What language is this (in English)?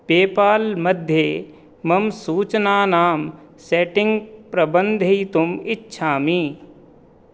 Sanskrit